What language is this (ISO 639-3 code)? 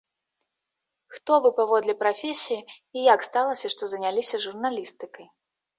bel